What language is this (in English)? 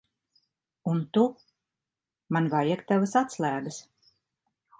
Latvian